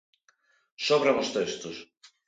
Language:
Galician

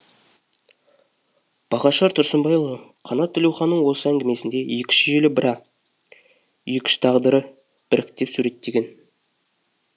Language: Kazakh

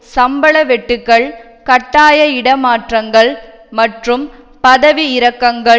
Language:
Tamil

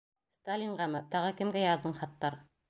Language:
Bashkir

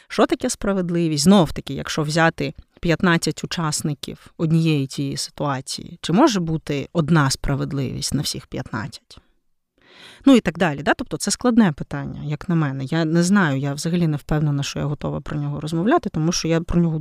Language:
Ukrainian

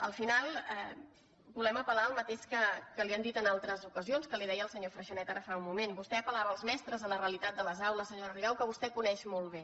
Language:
Catalan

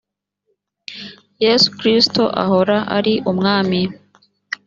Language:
Kinyarwanda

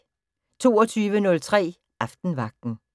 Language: Danish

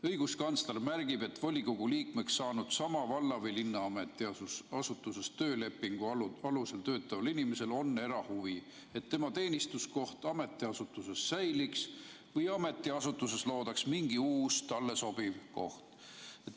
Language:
Estonian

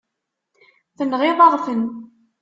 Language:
Kabyle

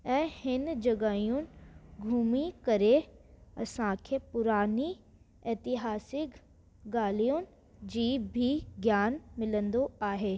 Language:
Sindhi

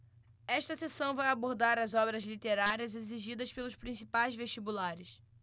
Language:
Portuguese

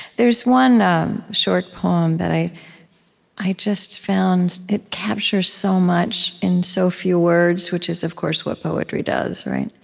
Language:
English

